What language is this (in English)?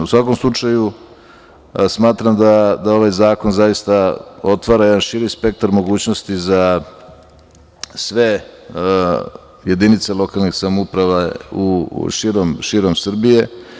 Serbian